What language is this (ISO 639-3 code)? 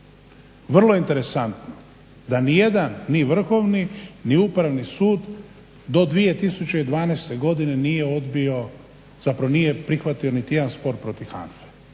hrv